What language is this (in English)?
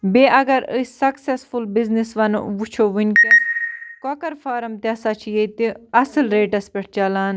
Kashmiri